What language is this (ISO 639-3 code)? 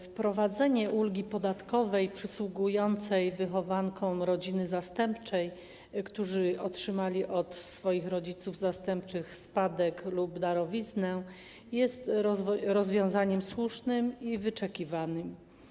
pol